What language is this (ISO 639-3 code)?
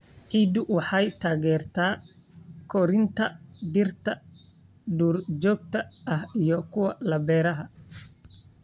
som